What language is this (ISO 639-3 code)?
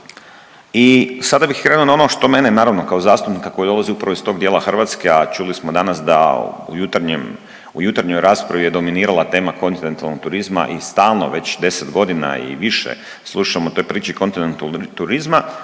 hrv